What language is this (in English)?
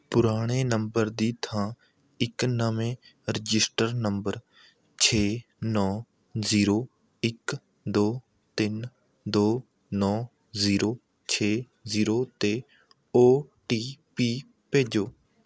Punjabi